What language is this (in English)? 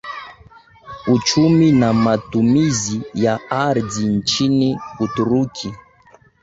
Swahili